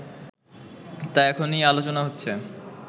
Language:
Bangla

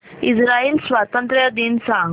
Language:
Marathi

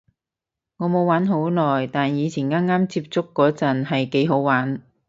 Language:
Cantonese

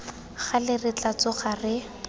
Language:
Tswana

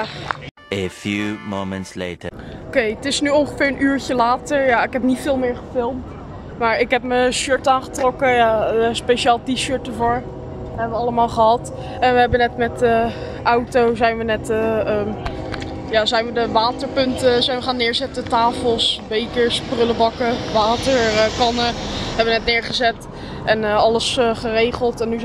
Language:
Dutch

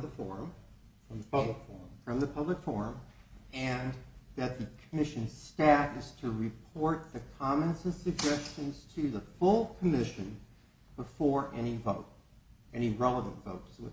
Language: English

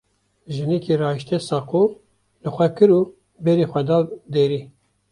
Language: Kurdish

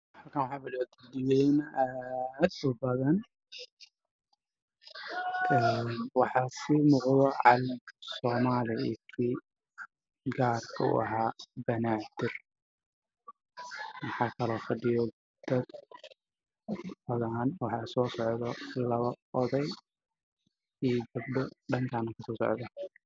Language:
Somali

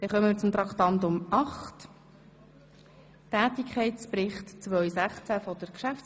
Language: Swiss German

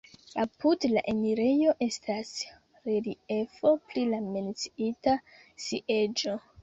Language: Esperanto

